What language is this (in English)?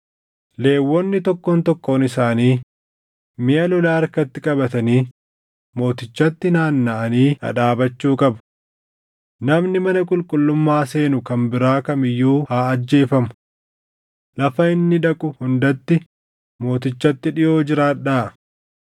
Oromo